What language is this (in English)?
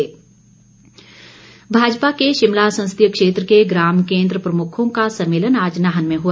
Hindi